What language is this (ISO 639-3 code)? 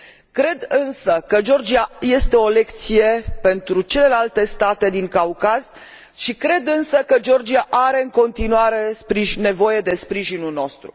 ron